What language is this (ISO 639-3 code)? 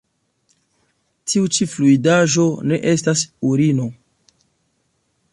epo